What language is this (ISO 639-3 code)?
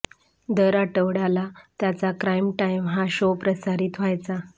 mar